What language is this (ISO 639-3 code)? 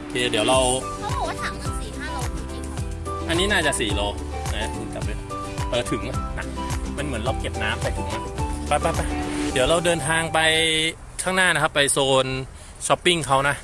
tha